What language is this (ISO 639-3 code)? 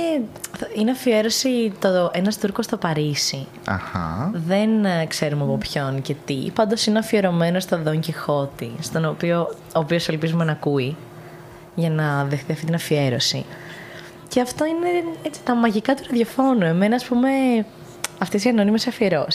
ell